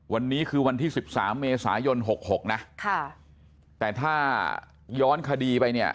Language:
Thai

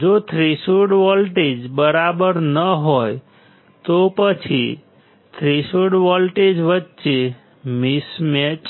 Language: Gujarati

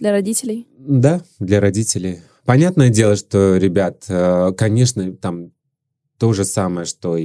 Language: Russian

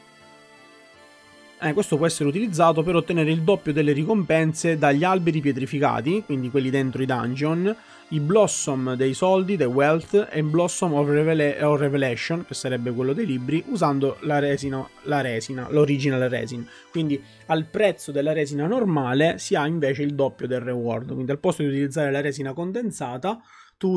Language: Italian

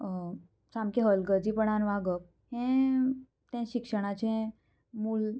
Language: Konkani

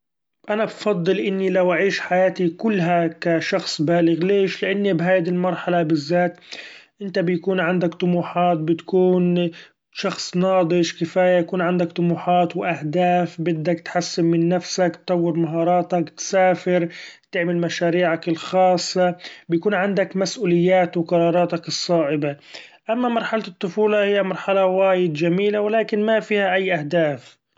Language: Gulf Arabic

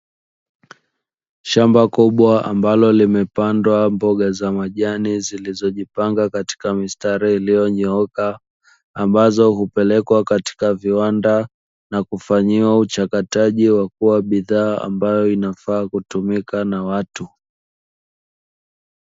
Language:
Swahili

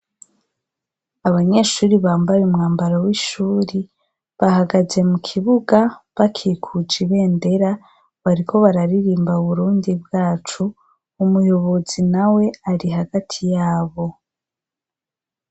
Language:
Rundi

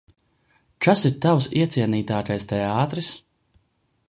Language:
Latvian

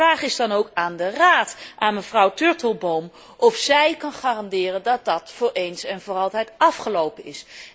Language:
Dutch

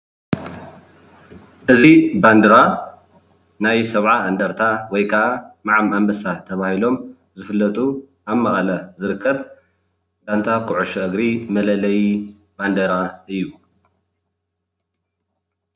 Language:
Tigrinya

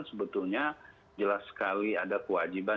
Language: Indonesian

